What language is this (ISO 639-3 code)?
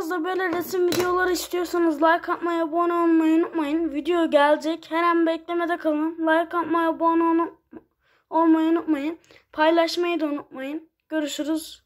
tur